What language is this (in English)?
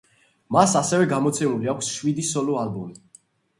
Georgian